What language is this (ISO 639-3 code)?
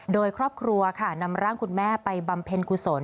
tha